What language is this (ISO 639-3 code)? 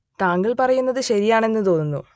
mal